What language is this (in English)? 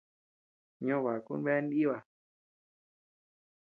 Tepeuxila Cuicatec